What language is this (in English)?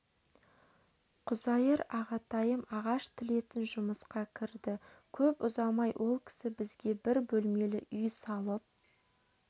Kazakh